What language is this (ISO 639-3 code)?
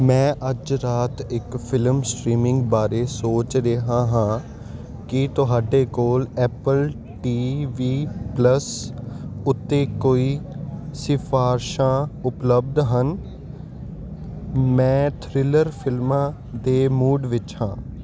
pan